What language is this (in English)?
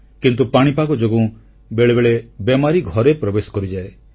Odia